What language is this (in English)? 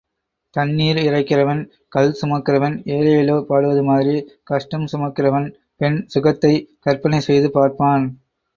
Tamil